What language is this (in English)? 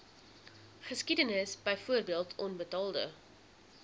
Afrikaans